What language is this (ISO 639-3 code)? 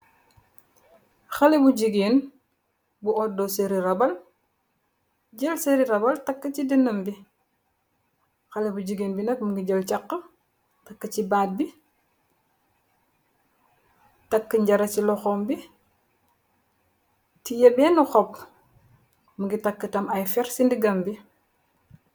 wol